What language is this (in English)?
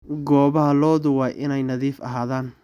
Somali